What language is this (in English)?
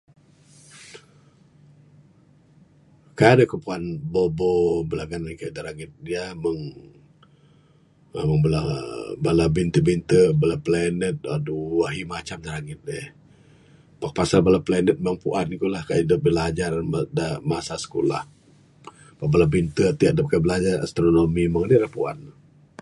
Bukar-Sadung Bidayuh